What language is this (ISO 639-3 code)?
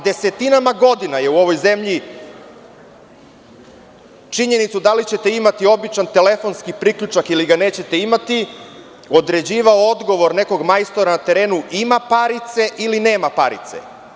srp